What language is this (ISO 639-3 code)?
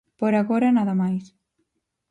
glg